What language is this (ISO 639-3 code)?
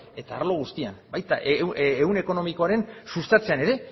eus